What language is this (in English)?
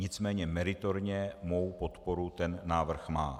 Czech